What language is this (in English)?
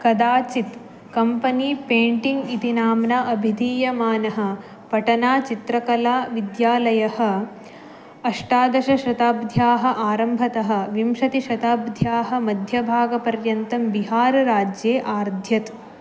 Sanskrit